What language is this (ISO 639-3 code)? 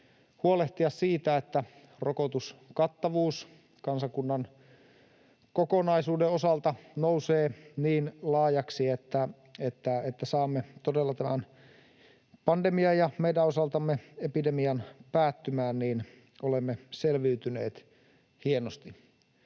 fin